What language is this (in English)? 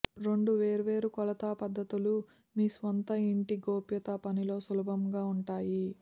Telugu